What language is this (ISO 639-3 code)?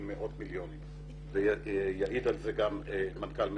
heb